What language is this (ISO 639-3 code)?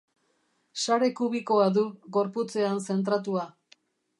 eus